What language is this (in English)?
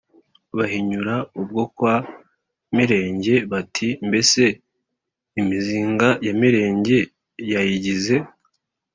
Kinyarwanda